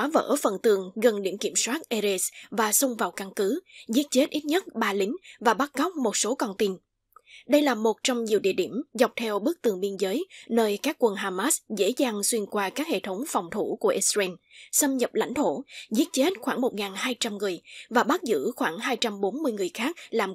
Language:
Vietnamese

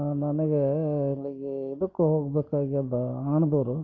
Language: Kannada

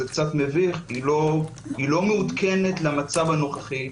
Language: Hebrew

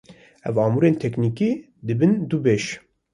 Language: Kurdish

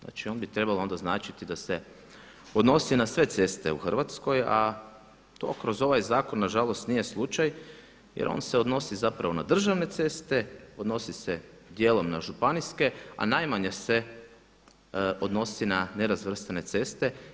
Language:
Croatian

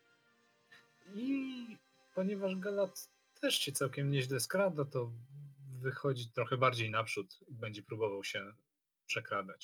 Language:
Polish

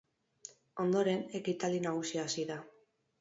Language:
Basque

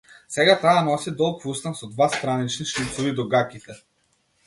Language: Macedonian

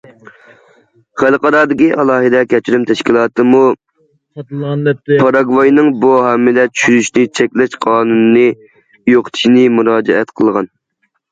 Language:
Uyghur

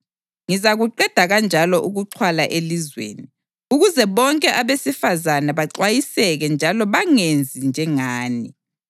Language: North Ndebele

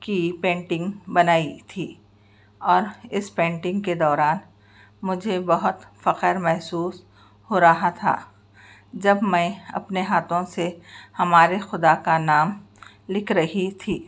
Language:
Urdu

